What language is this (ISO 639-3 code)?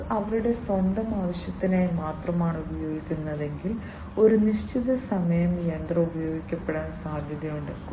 mal